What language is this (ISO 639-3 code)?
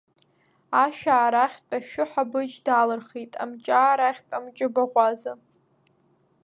abk